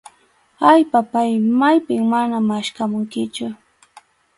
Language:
Arequipa-La Unión Quechua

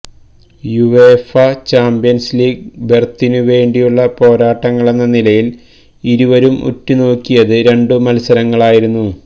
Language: Malayalam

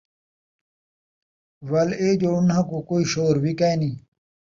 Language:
Saraiki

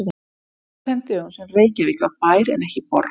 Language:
Icelandic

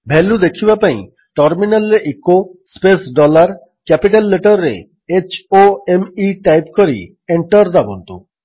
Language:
Odia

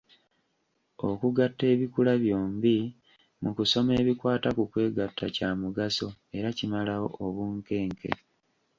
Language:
Ganda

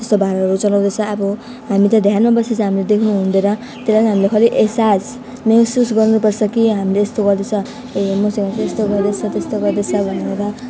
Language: Nepali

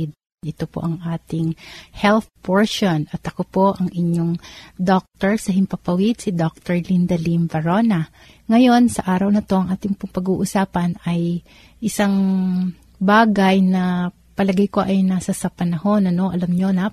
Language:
Filipino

